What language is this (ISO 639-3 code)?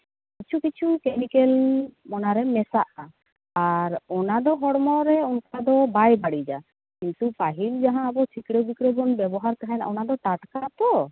sat